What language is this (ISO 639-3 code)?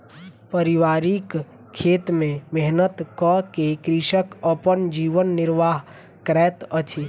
mai